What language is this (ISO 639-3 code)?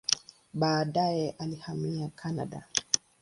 swa